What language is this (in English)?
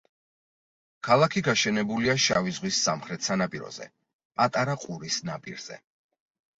Georgian